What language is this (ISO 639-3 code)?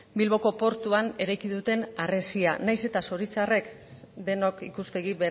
eus